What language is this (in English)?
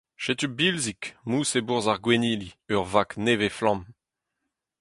Breton